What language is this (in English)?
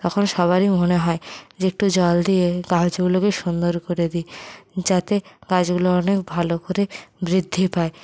Bangla